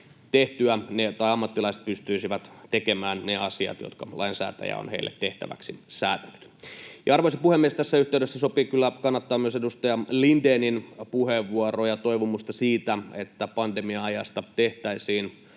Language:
Finnish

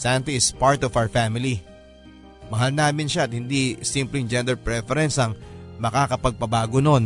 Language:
Filipino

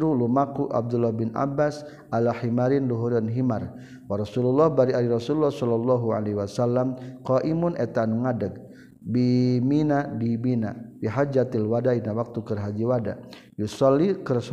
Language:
Malay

